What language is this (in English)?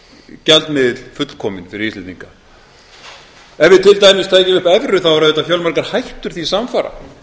Icelandic